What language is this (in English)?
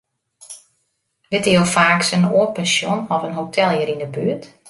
Western Frisian